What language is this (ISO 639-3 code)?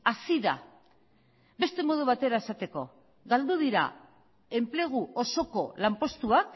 eus